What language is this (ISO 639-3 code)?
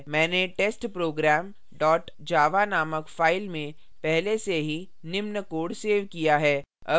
hin